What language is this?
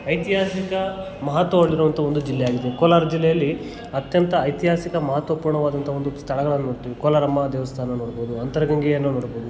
Kannada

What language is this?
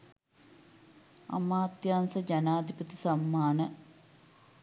Sinhala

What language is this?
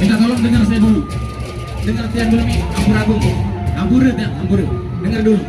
Indonesian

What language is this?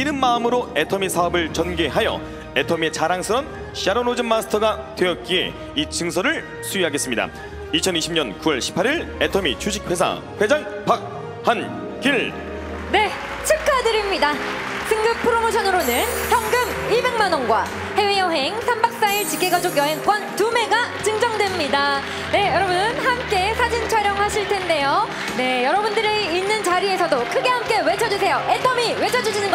Korean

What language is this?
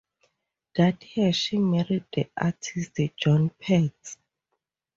English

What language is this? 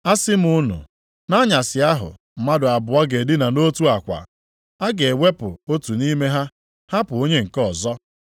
Igbo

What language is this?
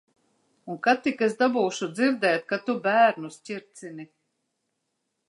Latvian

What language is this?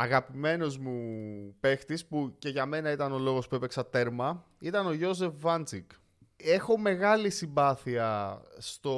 Greek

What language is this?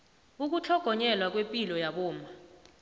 South Ndebele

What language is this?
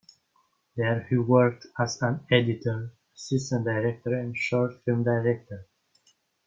English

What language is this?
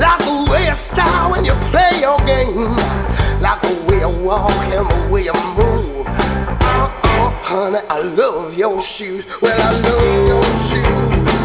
Dutch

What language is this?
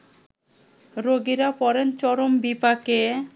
Bangla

